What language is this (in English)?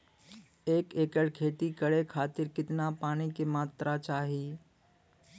Bhojpuri